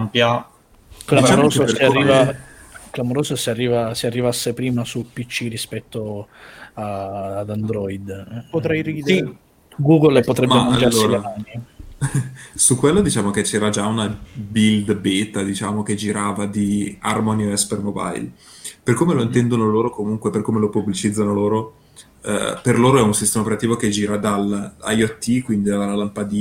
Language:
Italian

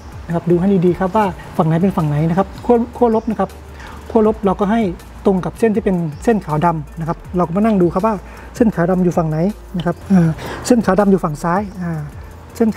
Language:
Thai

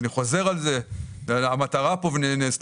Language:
Hebrew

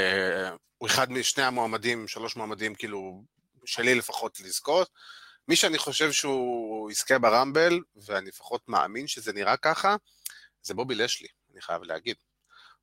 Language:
Hebrew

